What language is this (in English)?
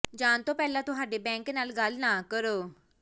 Punjabi